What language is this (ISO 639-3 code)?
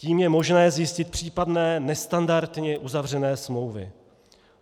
ces